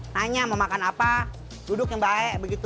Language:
Indonesian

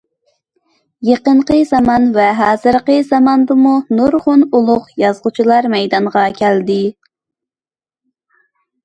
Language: Uyghur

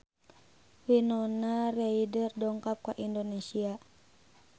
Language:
Sundanese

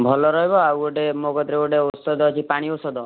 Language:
Odia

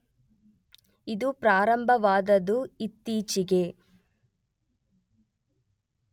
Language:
Kannada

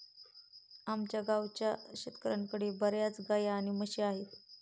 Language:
Marathi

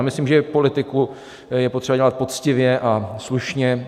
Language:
Czech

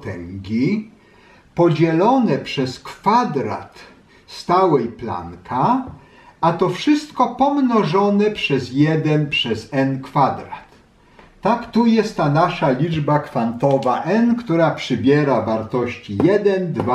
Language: Polish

